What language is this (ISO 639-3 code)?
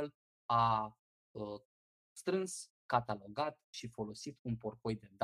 ron